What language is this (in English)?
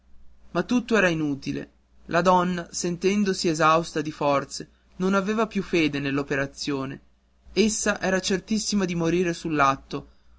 Italian